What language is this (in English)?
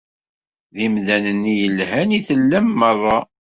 Kabyle